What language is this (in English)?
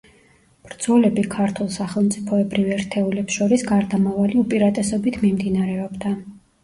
Georgian